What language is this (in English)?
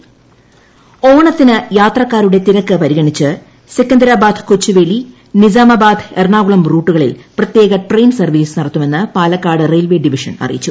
Malayalam